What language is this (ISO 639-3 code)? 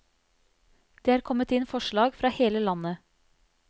nor